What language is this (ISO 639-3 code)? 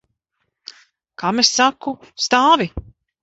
lav